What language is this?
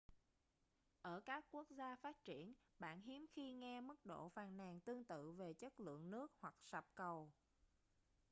Vietnamese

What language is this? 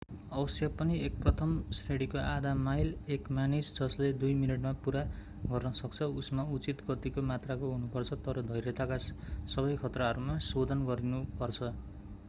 Nepali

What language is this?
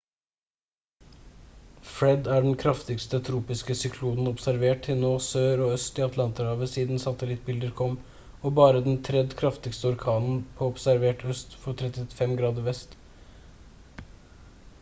Norwegian Bokmål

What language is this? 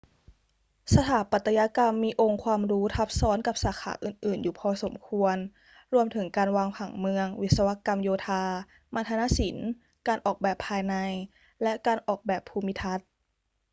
Thai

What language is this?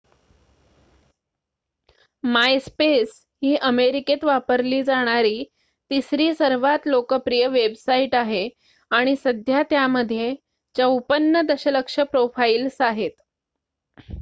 Marathi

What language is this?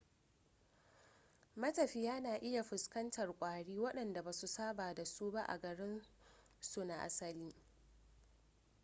Hausa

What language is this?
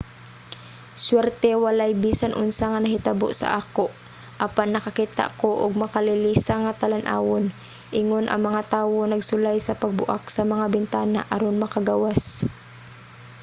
Cebuano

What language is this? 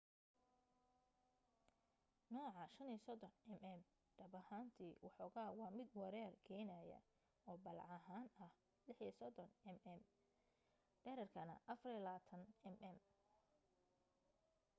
Somali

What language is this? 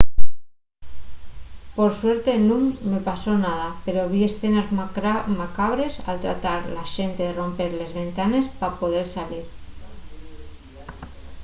Asturian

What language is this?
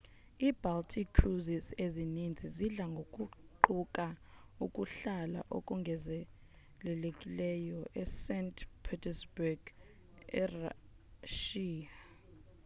Xhosa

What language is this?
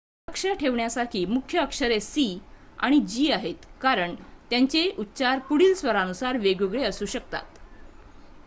Marathi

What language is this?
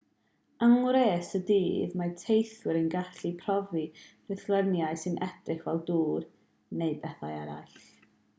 Welsh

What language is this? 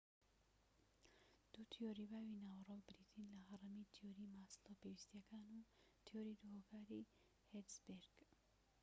Central Kurdish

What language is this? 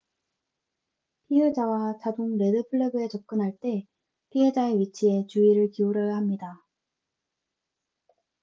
Korean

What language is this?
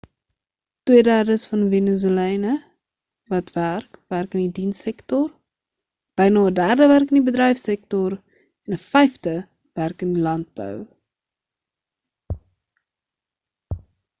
Afrikaans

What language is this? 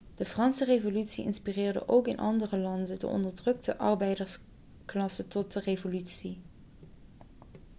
Dutch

